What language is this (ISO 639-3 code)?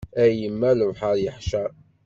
kab